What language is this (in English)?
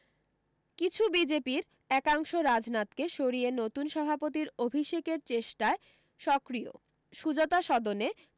Bangla